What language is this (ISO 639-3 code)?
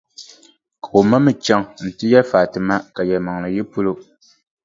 dag